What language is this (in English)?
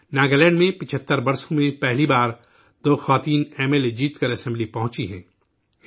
Urdu